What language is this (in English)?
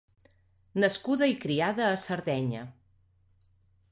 Catalan